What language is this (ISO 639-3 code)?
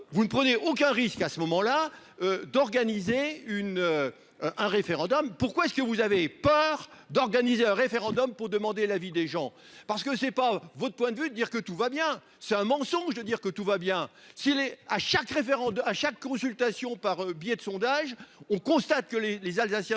fra